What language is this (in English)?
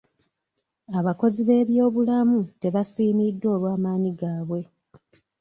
Ganda